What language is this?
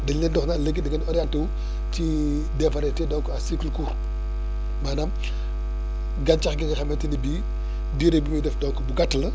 Wolof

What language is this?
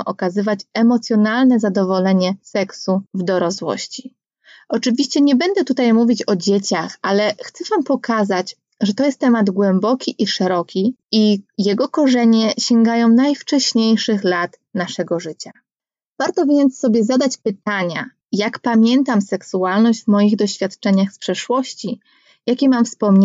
Polish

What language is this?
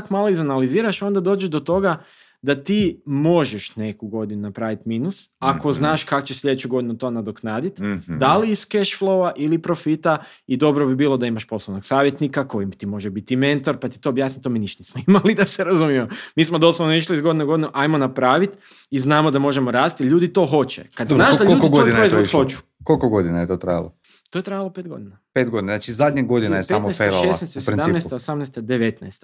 Croatian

